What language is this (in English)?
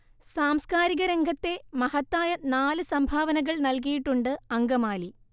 Malayalam